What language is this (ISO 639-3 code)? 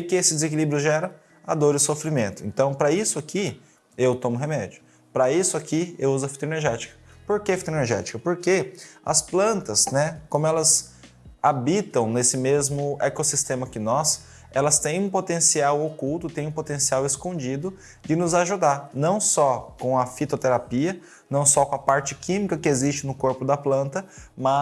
por